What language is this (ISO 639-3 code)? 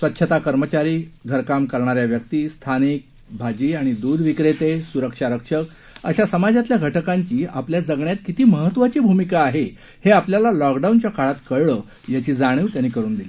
mar